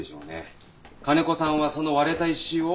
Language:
Japanese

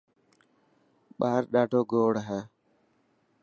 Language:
Dhatki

